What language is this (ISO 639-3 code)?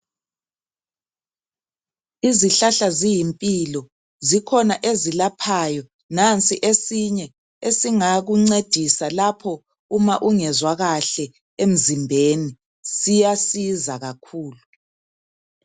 nde